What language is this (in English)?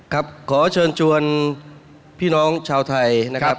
Thai